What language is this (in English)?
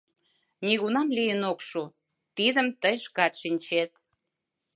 Mari